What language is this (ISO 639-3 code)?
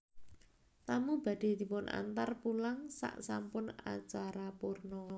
jav